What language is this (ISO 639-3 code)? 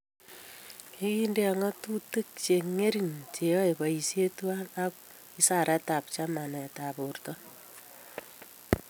kln